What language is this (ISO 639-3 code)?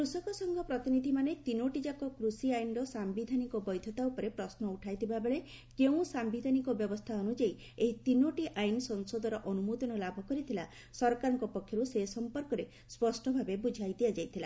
ori